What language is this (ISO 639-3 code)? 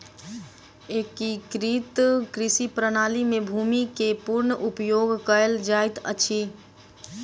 mai